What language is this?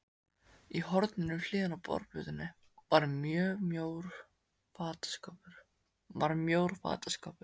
Icelandic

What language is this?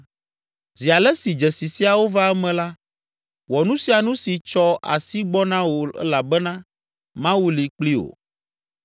Ewe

